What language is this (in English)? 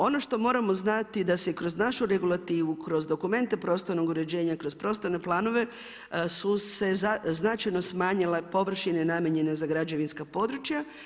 Croatian